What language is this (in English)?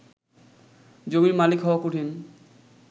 Bangla